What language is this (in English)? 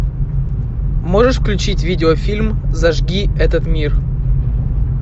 Russian